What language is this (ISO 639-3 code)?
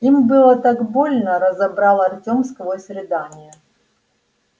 rus